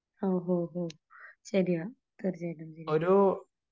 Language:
Malayalam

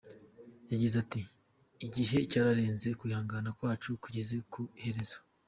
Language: Kinyarwanda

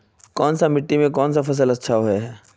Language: Magahi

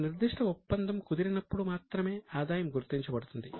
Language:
Telugu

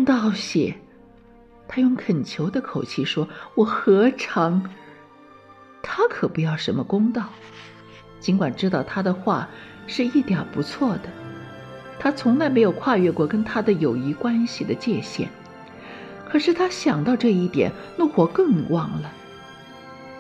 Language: Chinese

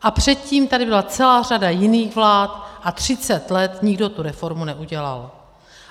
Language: Czech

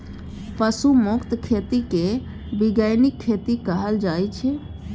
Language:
Maithili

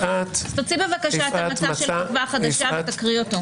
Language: Hebrew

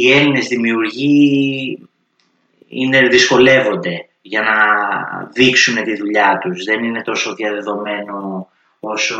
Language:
Greek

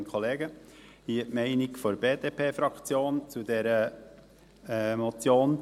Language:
Swiss German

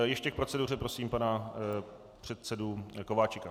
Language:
Czech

